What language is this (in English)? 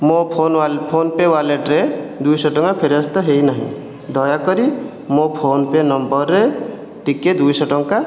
Odia